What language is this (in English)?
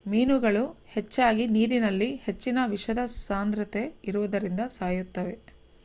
Kannada